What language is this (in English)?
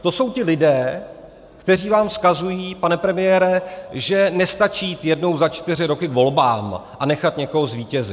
Czech